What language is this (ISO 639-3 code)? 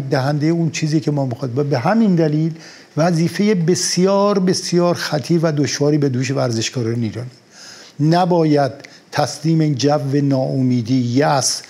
fas